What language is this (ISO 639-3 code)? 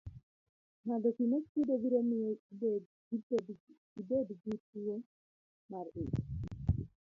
luo